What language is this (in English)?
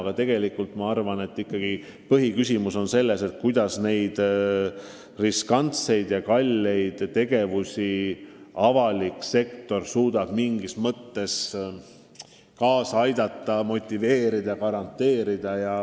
Estonian